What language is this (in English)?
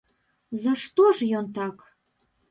Belarusian